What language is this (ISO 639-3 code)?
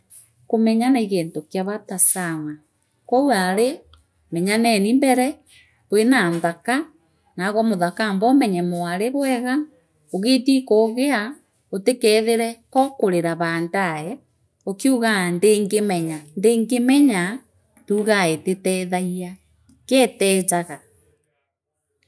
mer